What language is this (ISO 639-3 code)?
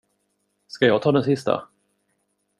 swe